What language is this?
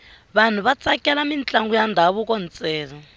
Tsonga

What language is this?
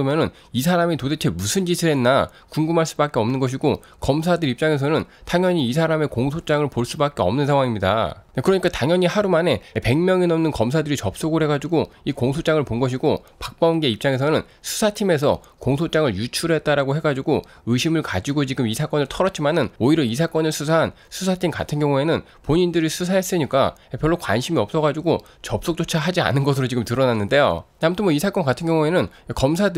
Korean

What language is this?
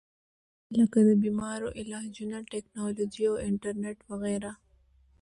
Pashto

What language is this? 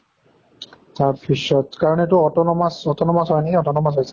Assamese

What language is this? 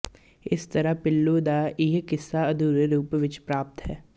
Punjabi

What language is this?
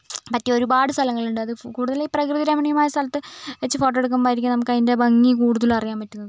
Malayalam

